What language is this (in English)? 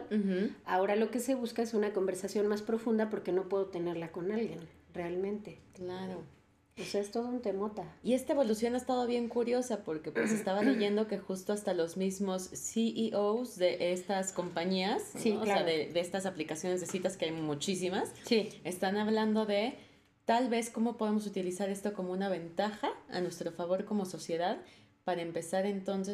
Spanish